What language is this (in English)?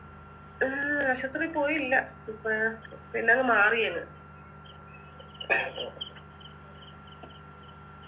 Malayalam